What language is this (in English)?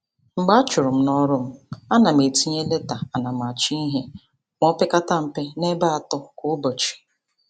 Igbo